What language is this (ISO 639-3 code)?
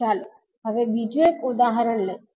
guj